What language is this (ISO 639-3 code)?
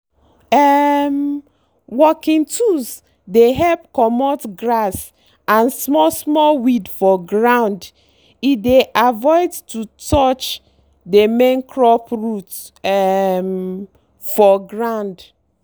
pcm